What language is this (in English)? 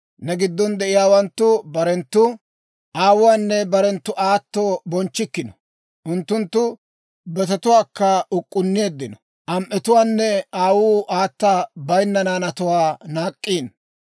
Dawro